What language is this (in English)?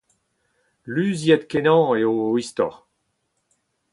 Breton